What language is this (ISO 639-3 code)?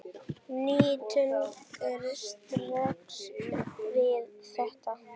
isl